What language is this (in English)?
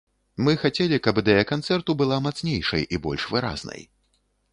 Belarusian